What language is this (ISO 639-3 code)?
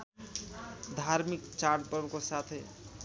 nep